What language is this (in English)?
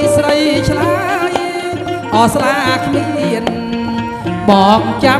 Indonesian